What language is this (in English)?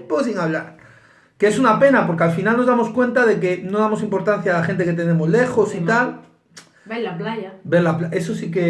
Spanish